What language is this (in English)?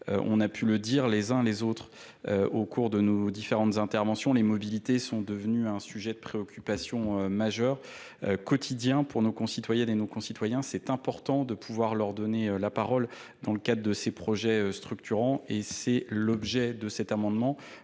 French